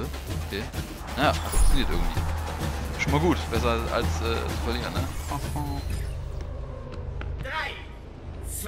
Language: German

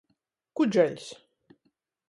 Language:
Latgalian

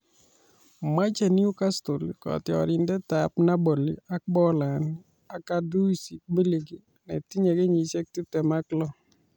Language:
Kalenjin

